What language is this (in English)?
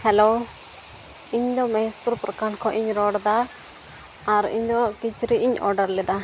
Santali